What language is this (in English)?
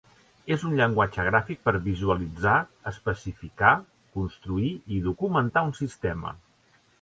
Catalan